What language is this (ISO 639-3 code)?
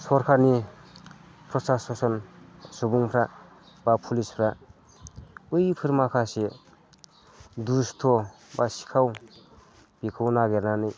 brx